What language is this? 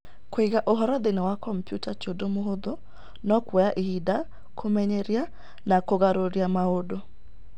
Kikuyu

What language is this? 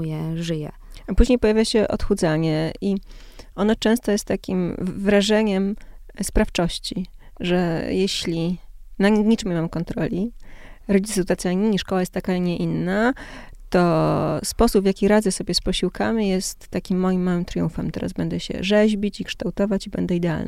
Polish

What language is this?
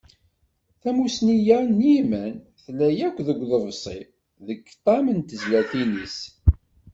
Kabyle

